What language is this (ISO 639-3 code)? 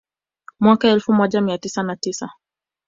swa